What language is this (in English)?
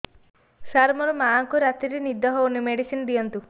Odia